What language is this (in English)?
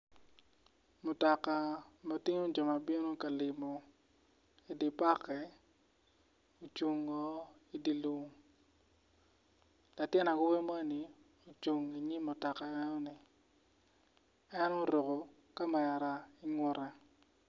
Acoli